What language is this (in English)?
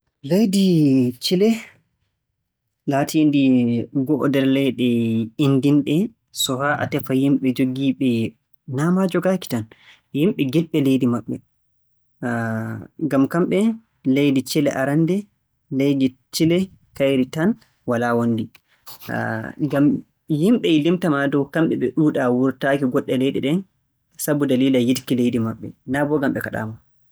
Borgu Fulfulde